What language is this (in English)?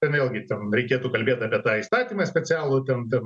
Lithuanian